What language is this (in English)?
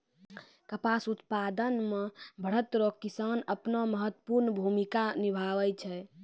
Maithili